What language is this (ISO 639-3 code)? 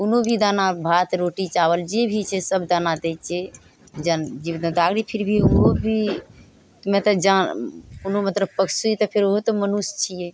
mai